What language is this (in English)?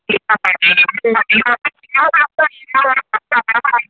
Telugu